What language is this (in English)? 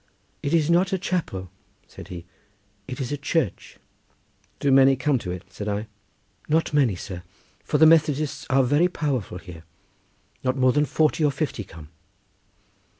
English